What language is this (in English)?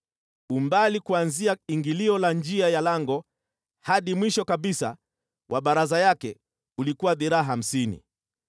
Swahili